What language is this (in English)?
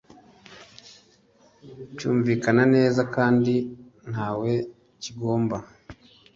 Kinyarwanda